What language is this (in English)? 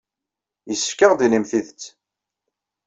Kabyle